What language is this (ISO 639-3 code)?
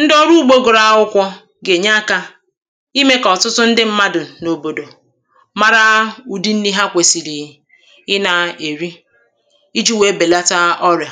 ibo